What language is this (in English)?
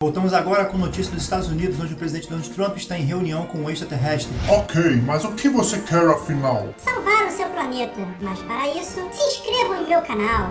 Portuguese